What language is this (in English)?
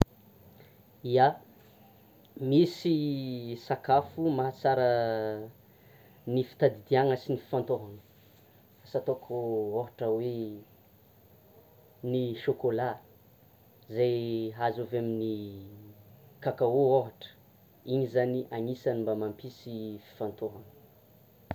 Tsimihety Malagasy